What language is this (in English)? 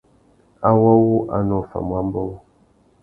Tuki